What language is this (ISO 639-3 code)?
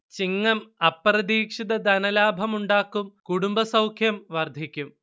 mal